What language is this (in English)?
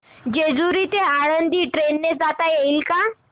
Marathi